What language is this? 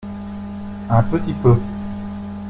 French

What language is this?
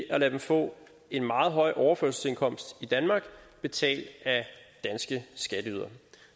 Danish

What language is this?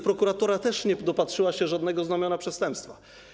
Polish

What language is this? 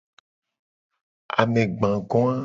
Gen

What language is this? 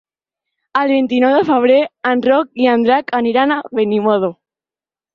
Catalan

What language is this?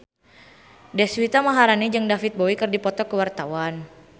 Sundanese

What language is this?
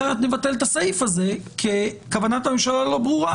Hebrew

